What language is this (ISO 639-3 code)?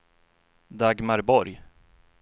swe